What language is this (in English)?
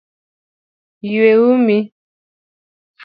Luo (Kenya and Tanzania)